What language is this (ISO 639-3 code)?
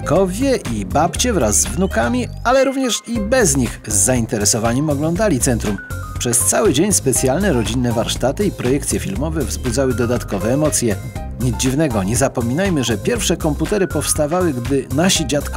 pol